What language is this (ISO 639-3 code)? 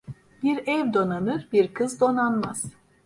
tur